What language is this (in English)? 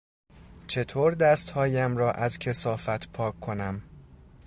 Persian